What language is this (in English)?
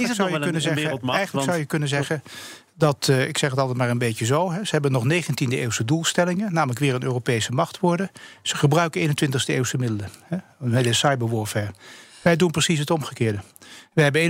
Dutch